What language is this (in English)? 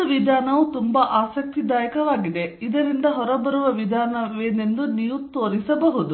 Kannada